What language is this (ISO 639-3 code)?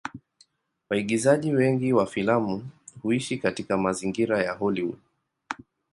swa